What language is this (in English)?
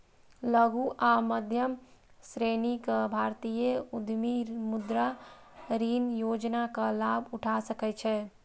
Maithili